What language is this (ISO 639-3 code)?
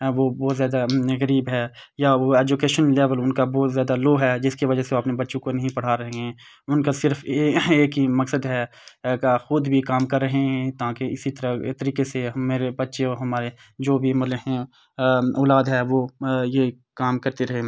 urd